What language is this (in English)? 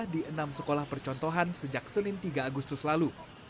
Indonesian